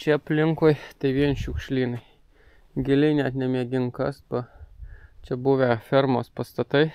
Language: Lithuanian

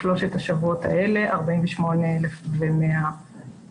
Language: Hebrew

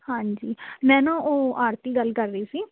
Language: Punjabi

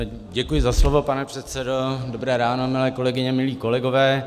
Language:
Czech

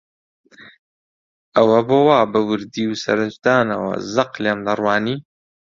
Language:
Central Kurdish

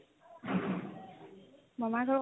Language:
Assamese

